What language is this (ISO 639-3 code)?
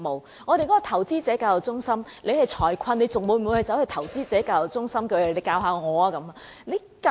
yue